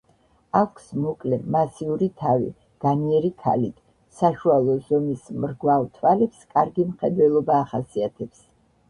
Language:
Georgian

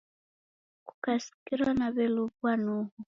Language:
Taita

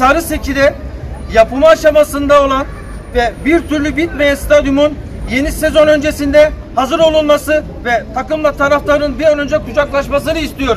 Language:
Turkish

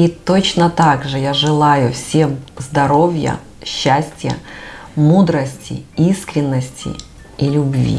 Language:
Russian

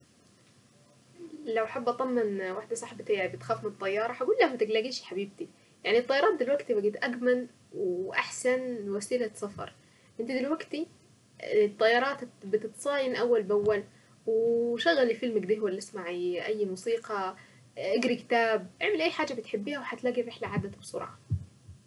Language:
Saidi Arabic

